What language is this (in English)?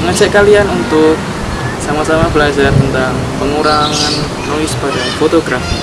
Indonesian